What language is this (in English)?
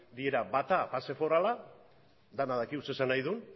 Basque